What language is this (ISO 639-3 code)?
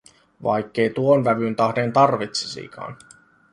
fin